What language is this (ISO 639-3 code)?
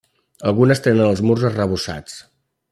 cat